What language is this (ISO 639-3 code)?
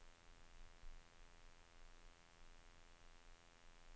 nor